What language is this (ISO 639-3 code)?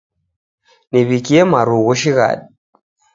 dav